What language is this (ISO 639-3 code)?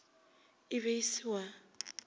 nso